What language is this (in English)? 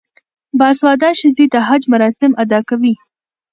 Pashto